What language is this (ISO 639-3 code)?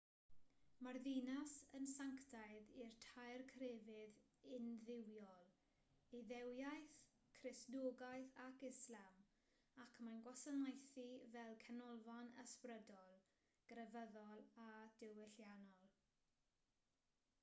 cym